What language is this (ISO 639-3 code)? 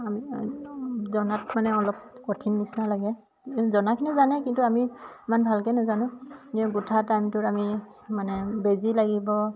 asm